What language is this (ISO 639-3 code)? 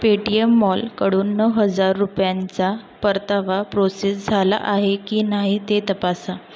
mar